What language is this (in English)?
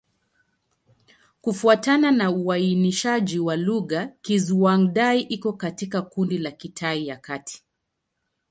Swahili